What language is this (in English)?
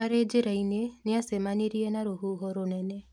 Kikuyu